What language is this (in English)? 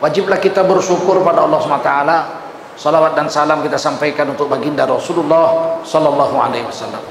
Indonesian